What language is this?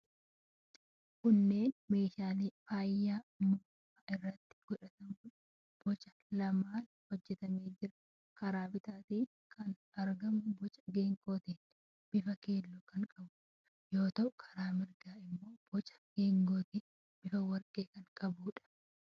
Oromo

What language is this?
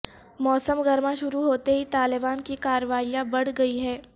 Urdu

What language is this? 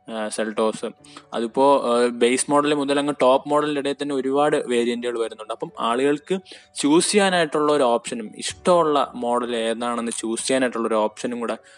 Malayalam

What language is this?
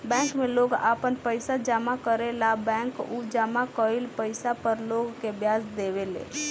Bhojpuri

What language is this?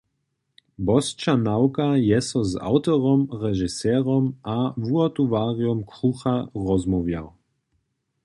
Upper Sorbian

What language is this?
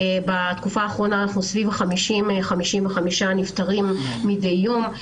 Hebrew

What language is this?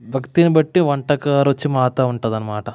Telugu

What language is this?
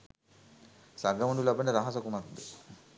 Sinhala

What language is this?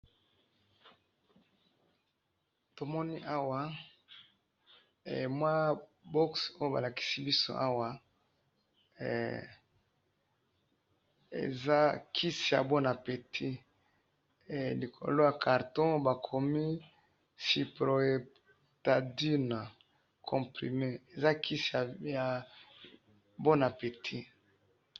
Lingala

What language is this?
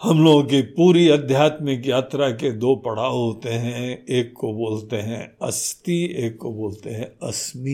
Hindi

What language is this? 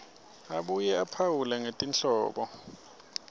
Swati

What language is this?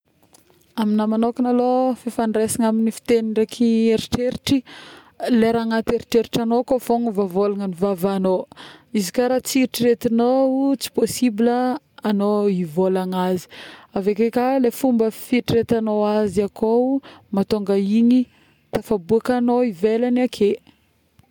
Northern Betsimisaraka Malagasy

